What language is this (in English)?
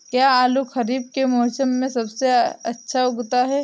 Hindi